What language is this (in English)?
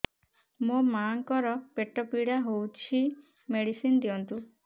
Odia